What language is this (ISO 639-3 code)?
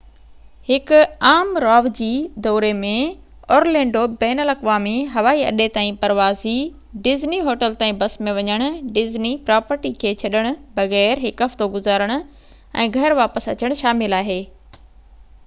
snd